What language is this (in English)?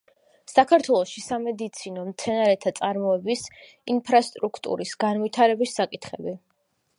Georgian